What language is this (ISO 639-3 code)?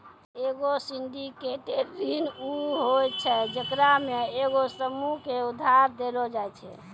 mai